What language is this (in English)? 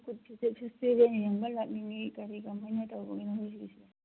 Manipuri